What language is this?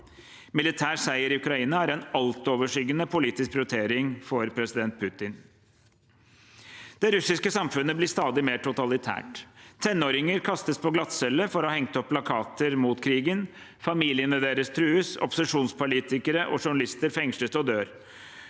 Norwegian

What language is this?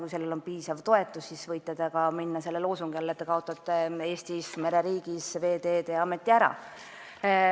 Estonian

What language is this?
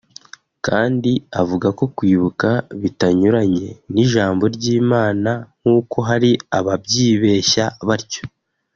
Kinyarwanda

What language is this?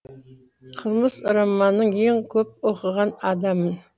Kazakh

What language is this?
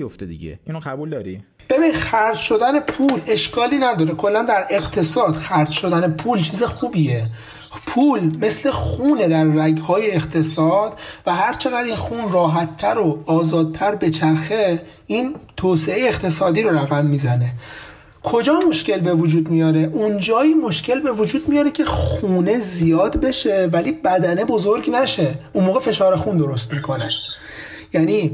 Persian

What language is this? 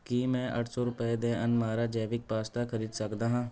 Punjabi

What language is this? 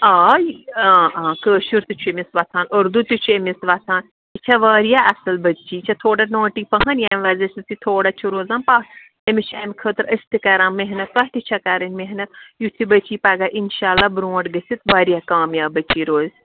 Kashmiri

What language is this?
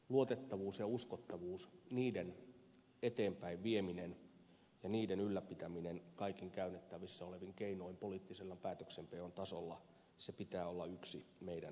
Finnish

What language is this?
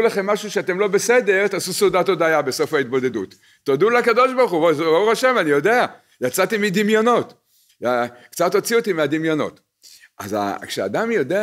Hebrew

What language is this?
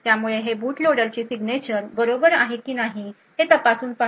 Marathi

